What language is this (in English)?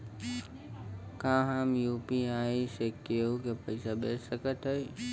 Bhojpuri